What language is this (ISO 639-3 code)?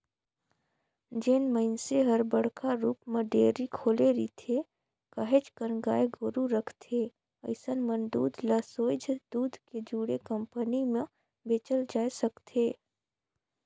hne